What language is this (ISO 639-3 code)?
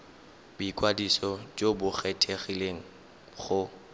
tsn